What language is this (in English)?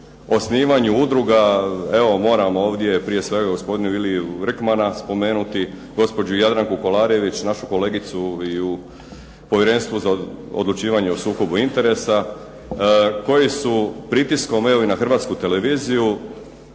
Croatian